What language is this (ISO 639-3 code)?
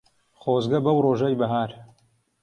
ckb